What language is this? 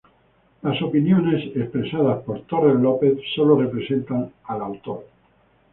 Spanish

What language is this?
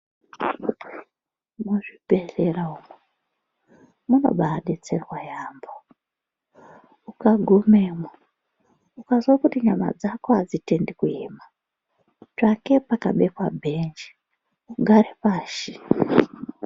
Ndau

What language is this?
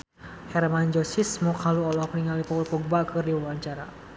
Sundanese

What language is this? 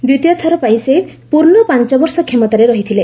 Odia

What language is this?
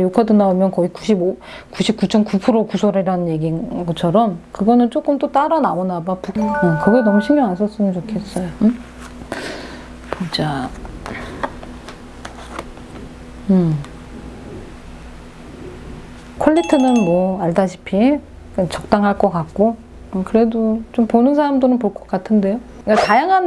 Korean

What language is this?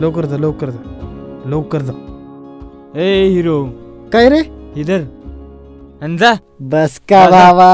Marathi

